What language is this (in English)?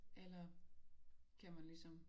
Danish